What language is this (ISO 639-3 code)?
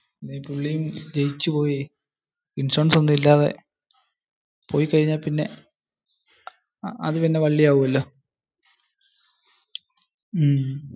mal